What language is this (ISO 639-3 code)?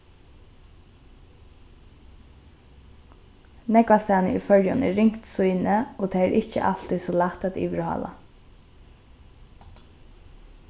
fao